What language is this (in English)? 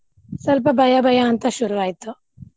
Kannada